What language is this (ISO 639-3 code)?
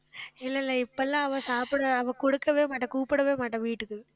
tam